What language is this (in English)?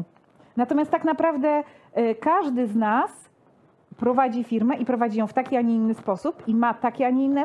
Polish